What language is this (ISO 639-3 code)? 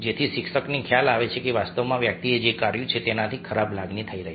guj